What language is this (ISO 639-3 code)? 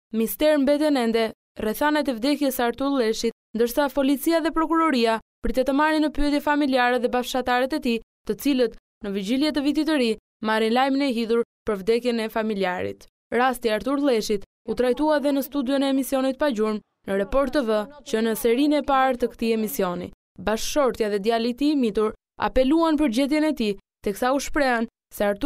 ron